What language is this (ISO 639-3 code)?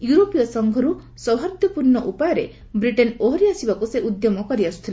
ori